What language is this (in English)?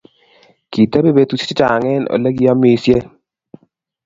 Kalenjin